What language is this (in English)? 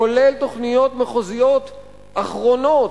Hebrew